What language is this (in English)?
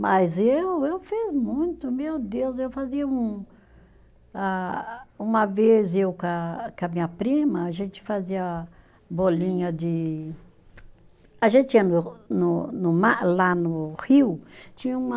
Portuguese